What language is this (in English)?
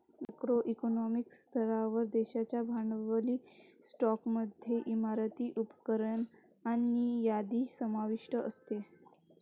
Marathi